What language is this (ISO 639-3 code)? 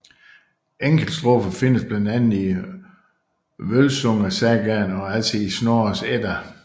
dan